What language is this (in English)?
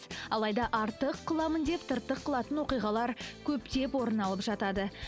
Kazakh